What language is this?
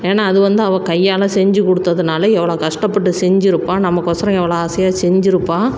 Tamil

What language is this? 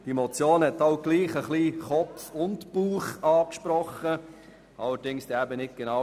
Swiss German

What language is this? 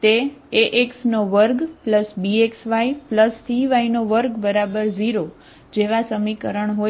Gujarati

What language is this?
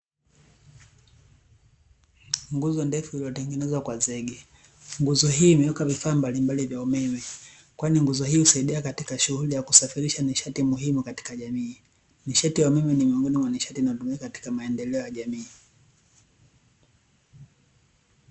Swahili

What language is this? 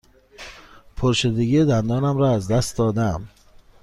Persian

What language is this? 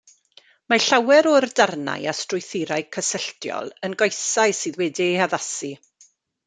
Welsh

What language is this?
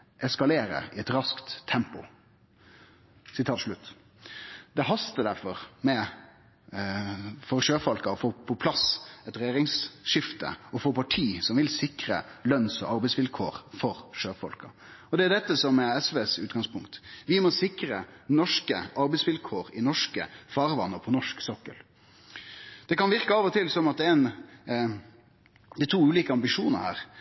Norwegian Nynorsk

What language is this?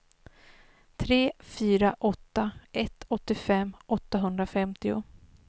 Swedish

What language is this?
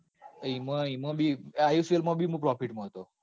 Gujarati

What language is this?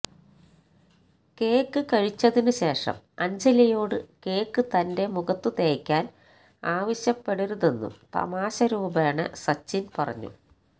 Malayalam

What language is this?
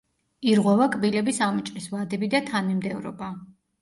Georgian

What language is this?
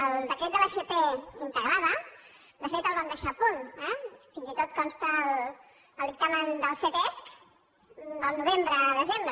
Catalan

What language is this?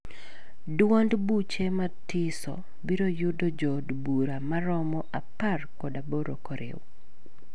Luo (Kenya and Tanzania)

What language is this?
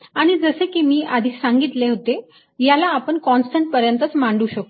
Marathi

